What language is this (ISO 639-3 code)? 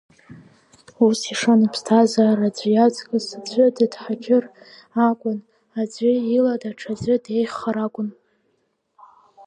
abk